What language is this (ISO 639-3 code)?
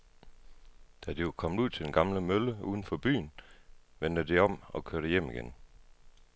dan